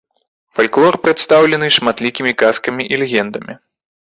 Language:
Belarusian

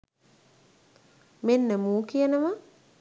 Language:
Sinhala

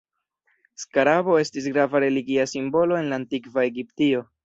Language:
Esperanto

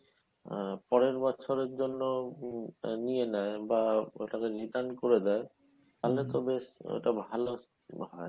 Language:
Bangla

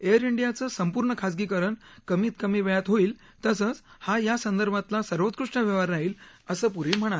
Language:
Marathi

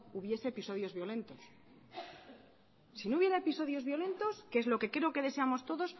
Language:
Spanish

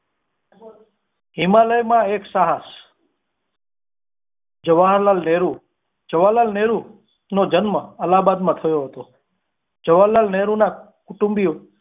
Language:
Gujarati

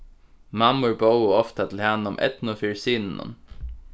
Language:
Faroese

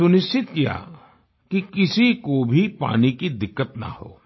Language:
Hindi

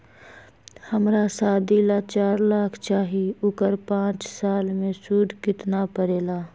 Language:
Magahi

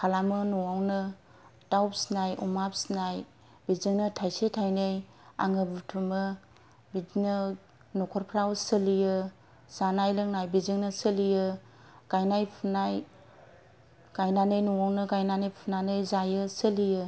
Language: Bodo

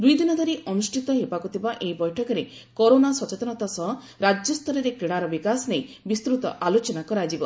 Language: Odia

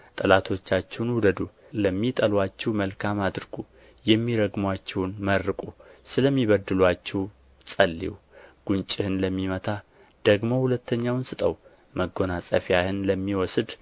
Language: Amharic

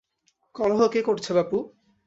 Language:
Bangla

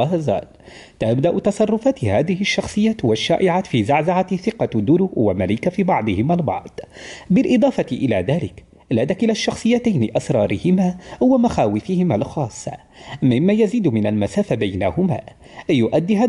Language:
Arabic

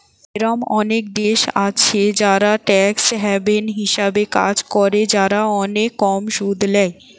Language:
Bangla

